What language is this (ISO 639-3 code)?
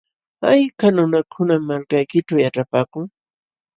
qxw